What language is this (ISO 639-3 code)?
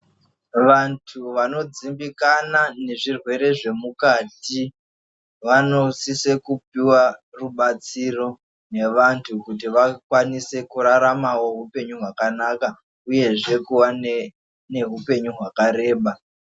ndc